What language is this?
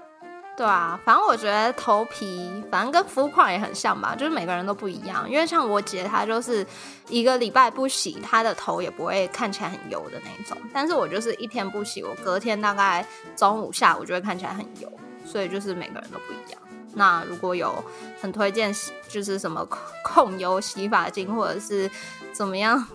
Chinese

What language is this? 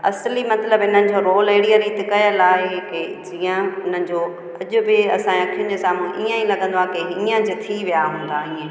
Sindhi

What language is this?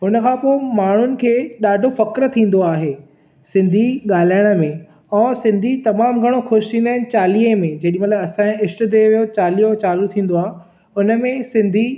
Sindhi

